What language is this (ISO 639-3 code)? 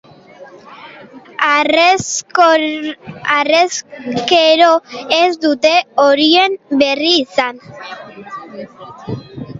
eus